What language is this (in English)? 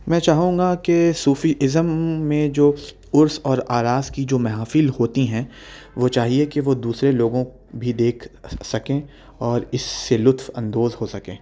Urdu